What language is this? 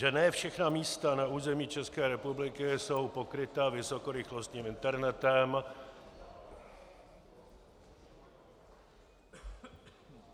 Czech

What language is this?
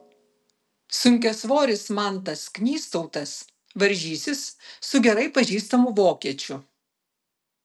Lithuanian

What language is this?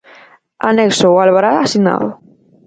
Galician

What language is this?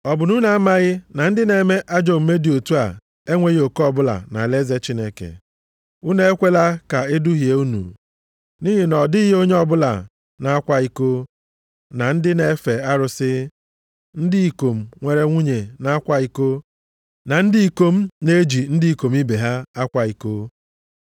Igbo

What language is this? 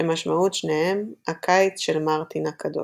Hebrew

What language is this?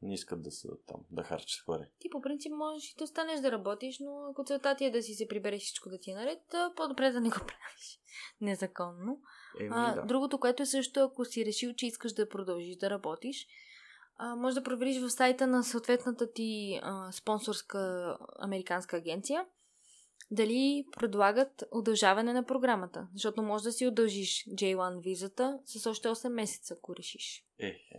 Bulgarian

